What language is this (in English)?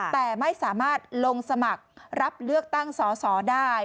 Thai